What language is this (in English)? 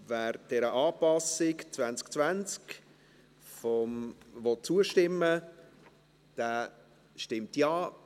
Swiss German